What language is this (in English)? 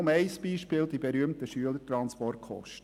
Swiss German